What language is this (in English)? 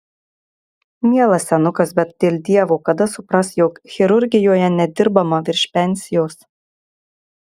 Lithuanian